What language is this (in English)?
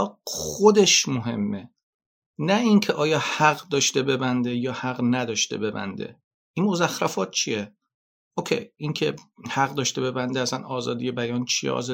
Persian